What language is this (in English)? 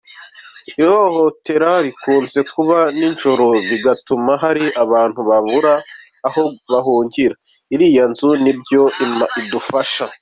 Kinyarwanda